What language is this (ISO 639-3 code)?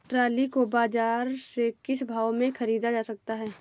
hin